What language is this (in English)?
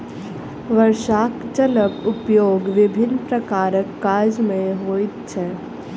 Maithili